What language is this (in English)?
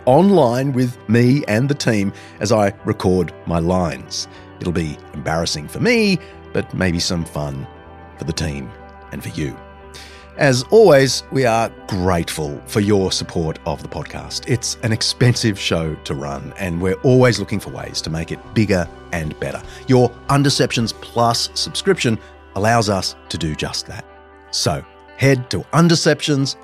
English